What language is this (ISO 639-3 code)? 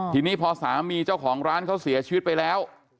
tha